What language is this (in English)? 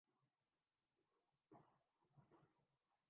Urdu